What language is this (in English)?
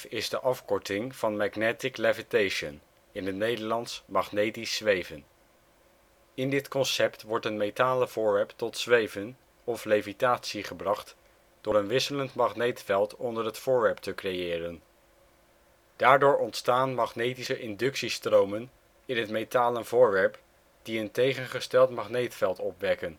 Dutch